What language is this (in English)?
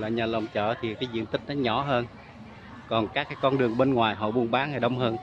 Vietnamese